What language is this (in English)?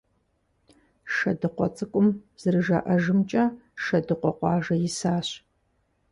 Kabardian